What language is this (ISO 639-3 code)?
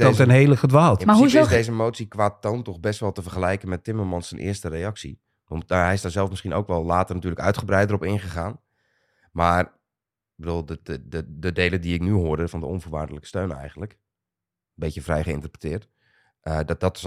nld